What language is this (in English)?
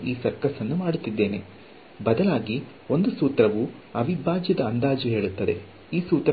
Kannada